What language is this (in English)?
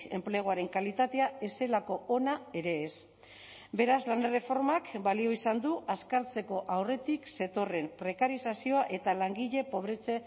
Basque